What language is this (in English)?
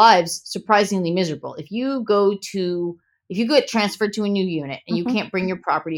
English